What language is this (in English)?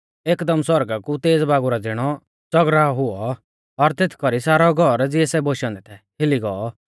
Mahasu Pahari